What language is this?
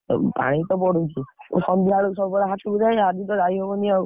Odia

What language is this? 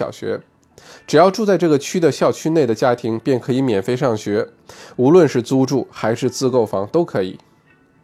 Chinese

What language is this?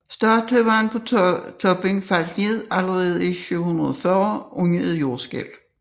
Danish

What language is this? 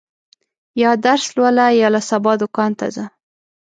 Pashto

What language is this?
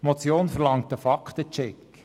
Swiss German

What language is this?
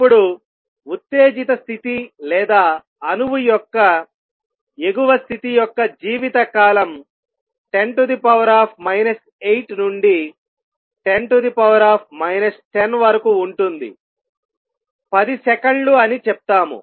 Telugu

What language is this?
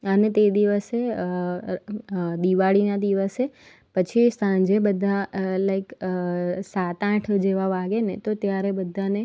Gujarati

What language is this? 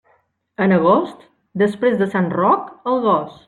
Catalan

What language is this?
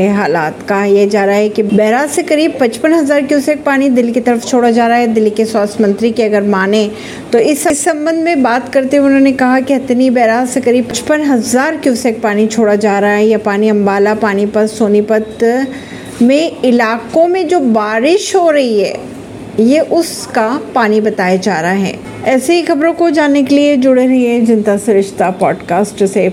Hindi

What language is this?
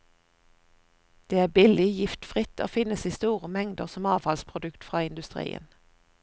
Norwegian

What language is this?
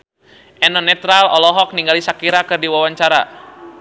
Sundanese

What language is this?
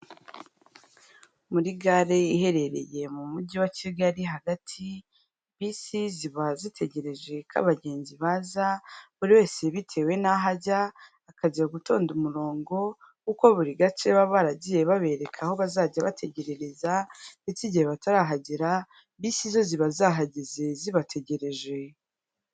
Kinyarwanda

